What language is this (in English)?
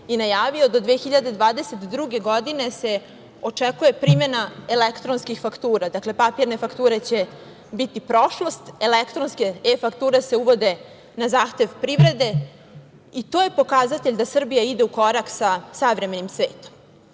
Serbian